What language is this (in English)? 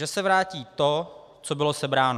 Czech